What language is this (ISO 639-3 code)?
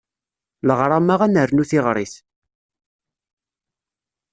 kab